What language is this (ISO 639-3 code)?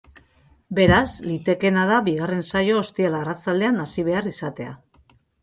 eus